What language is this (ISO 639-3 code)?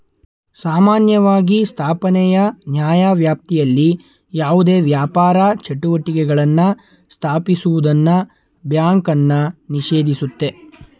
kan